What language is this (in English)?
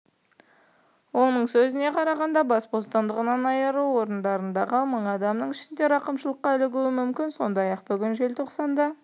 Kazakh